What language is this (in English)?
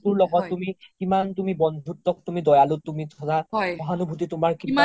Assamese